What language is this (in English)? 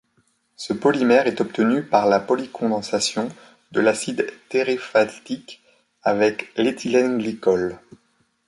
French